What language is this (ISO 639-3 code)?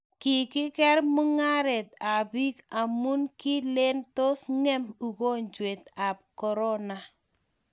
kln